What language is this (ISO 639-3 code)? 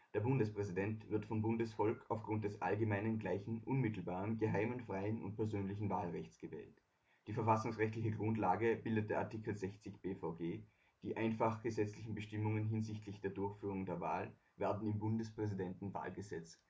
deu